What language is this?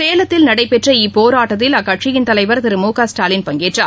Tamil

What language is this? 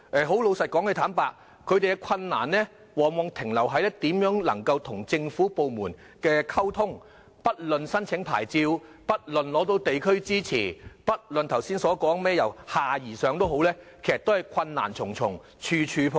Cantonese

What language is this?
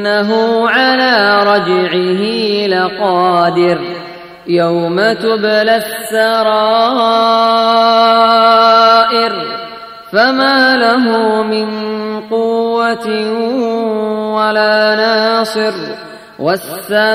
Arabic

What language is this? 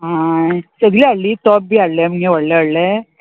Konkani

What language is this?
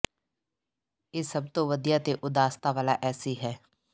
Punjabi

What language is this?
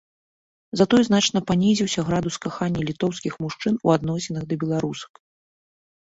Belarusian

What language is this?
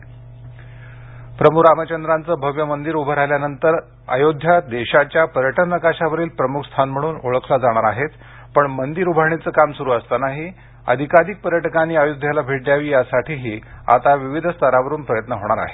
Marathi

